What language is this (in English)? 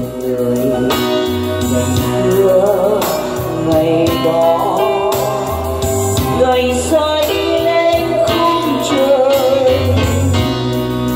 Vietnamese